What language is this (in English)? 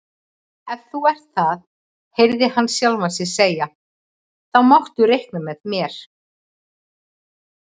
Icelandic